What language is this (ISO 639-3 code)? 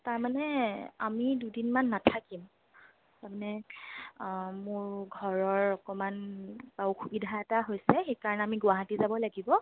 asm